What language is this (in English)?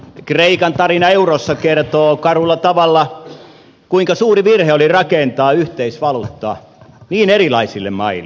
Finnish